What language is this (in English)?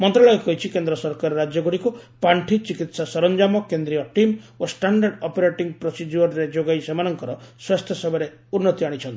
Odia